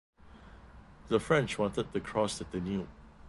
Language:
English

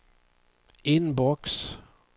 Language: Swedish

